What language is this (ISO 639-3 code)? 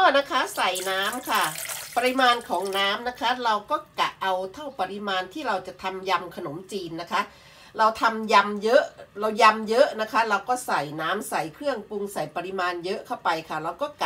tha